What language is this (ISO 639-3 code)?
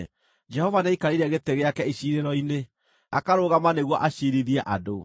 kik